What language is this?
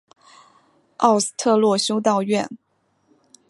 Chinese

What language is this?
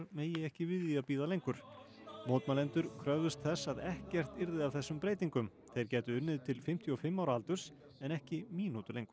Icelandic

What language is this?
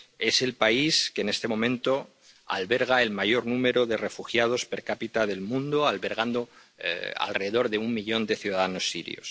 Spanish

